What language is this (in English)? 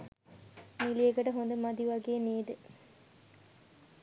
Sinhala